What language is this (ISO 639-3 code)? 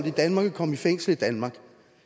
dan